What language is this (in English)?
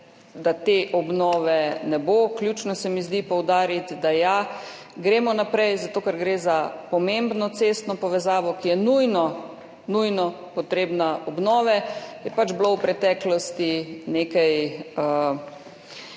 Slovenian